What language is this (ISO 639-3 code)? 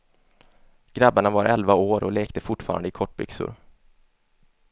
swe